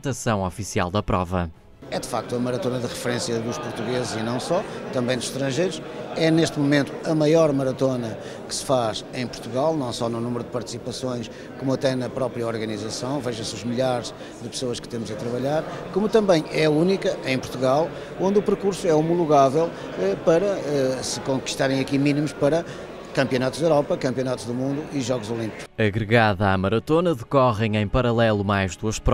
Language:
Portuguese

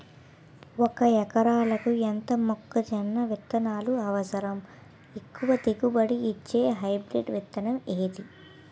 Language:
Telugu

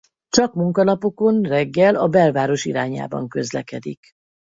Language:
Hungarian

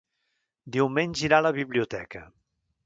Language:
Catalan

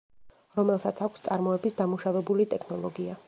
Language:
Georgian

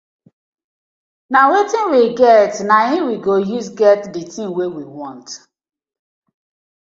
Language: Nigerian Pidgin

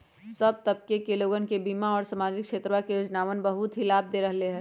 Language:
Magahi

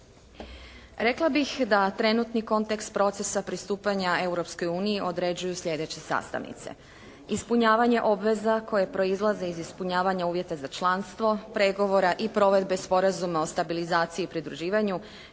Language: Croatian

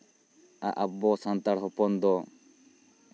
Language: Santali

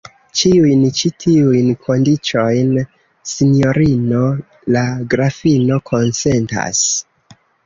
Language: Esperanto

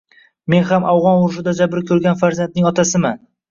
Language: Uzbek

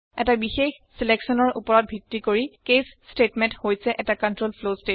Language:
Assamese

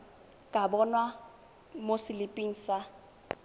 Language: Tswana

